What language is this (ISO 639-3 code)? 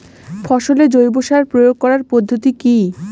ben